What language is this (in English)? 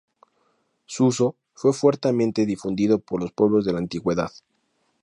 Spanish